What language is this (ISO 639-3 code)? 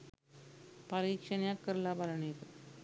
sin